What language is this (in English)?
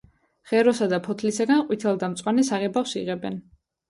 Georgian